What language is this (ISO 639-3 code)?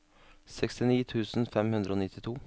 nor